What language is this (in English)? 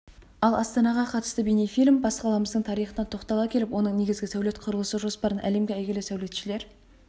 Kazakh